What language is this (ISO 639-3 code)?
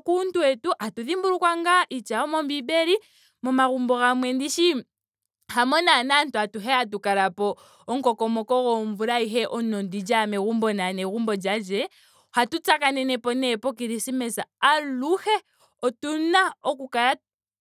ndo